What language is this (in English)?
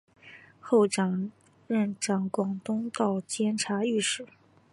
Chinese